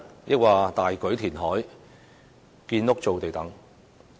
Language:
Cantonese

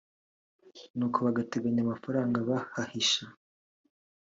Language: Kinyarwanda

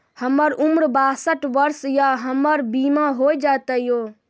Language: Maithili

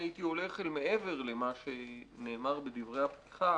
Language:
Hebrew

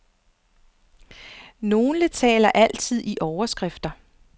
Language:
Danish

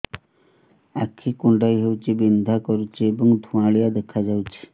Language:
Odia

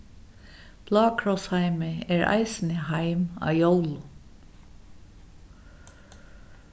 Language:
Faroese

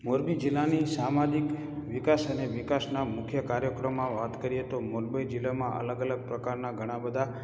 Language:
Gujarati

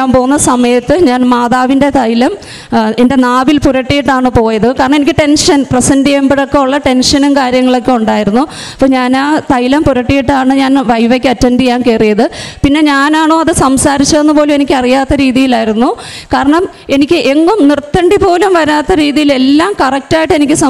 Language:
Malayalam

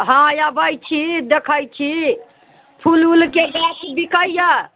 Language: Maithili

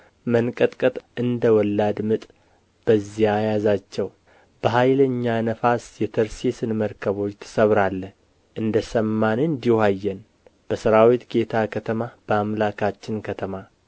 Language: Amharic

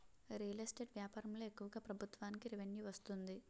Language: Telugu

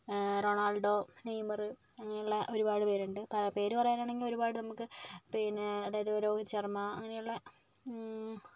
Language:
Malayalam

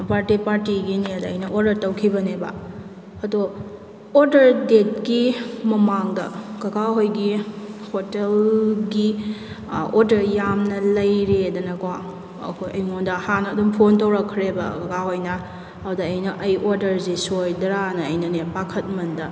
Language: Manipuri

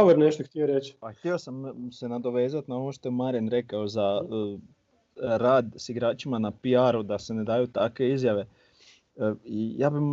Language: Croatian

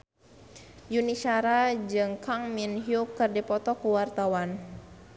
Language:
Sundanese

